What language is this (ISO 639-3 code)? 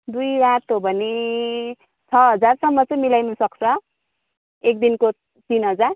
nep